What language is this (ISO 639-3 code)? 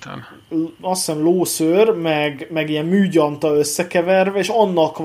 hun